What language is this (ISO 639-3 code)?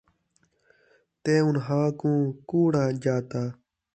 skr